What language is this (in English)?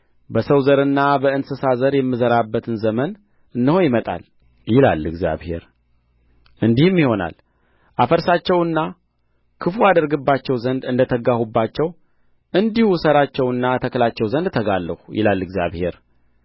Amharic